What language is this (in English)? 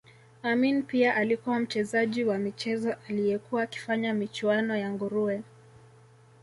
Swahili